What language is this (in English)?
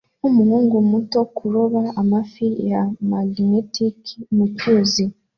Kinyarwanda